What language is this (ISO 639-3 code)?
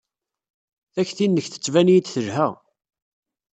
kab